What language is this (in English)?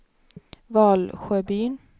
Swedish